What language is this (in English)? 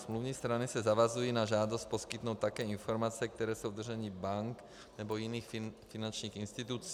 Czech